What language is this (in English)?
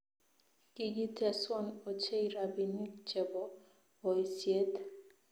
Kalenjin